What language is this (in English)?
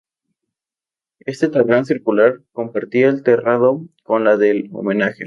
Spanish